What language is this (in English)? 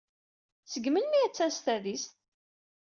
Kabyle